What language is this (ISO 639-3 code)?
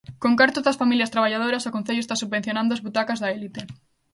glg